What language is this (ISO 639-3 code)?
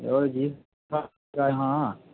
doi